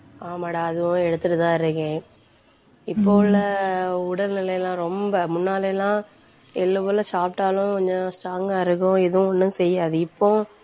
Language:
Tamil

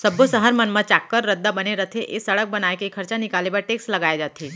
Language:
Chhattisgarhi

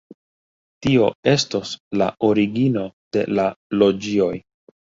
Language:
Esperanto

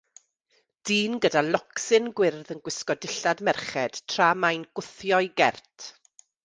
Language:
Welsh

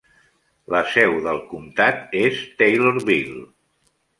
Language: Catalan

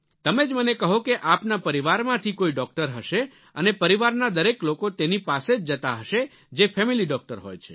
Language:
Gujarati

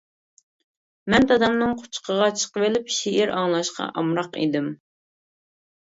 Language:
Uyghur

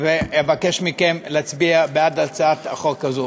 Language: Hebrew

